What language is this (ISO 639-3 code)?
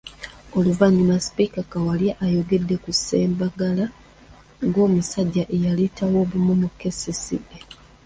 lug